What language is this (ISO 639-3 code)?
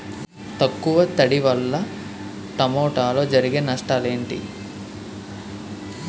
tel